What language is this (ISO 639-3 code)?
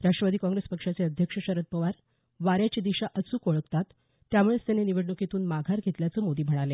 mar